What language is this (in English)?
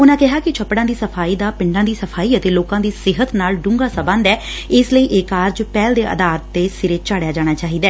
Punjabi